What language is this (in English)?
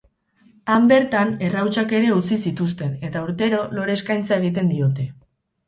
Basque